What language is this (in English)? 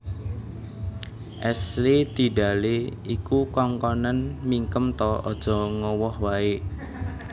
Javanese